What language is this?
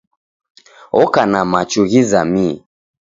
Taita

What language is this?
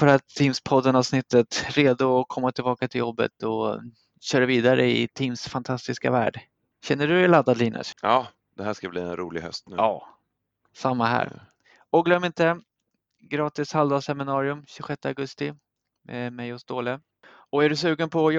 Swedish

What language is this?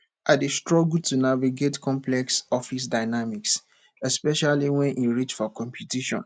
Nigerian Pidgin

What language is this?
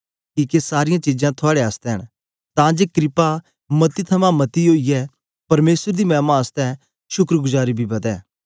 Dogri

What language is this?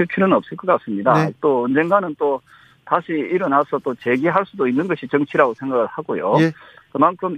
Korean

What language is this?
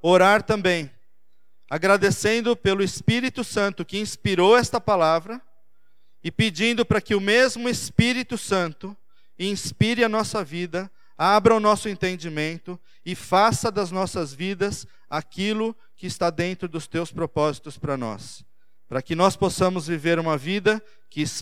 Portuguese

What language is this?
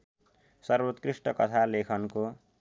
Nepali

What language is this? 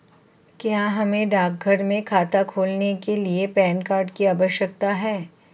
Hindi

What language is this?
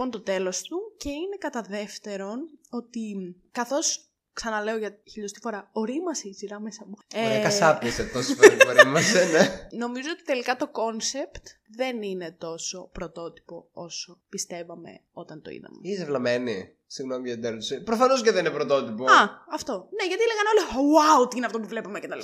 Greek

